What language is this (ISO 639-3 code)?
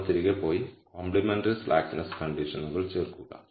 mal